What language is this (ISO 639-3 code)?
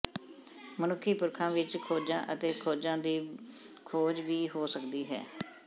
pan